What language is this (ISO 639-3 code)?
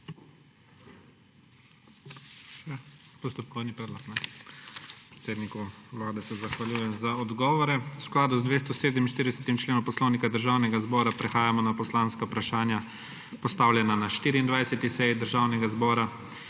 slv